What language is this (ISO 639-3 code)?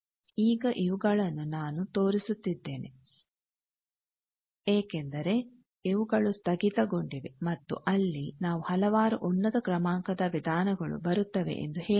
kan